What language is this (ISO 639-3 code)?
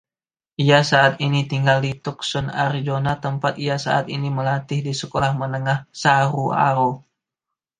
ind